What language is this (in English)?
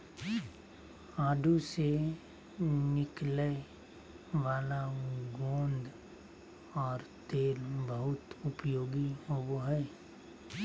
Magahi